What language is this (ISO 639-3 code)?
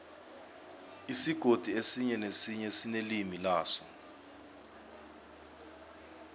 nbl